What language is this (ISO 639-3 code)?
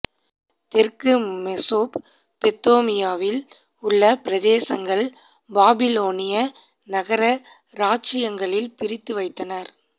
tam